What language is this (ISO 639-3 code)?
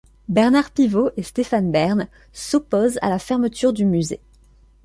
fra